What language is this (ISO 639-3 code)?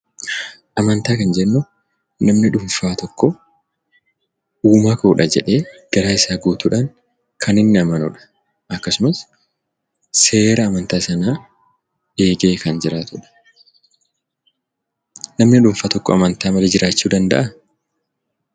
orm